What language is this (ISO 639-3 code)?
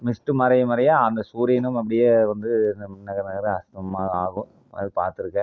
tam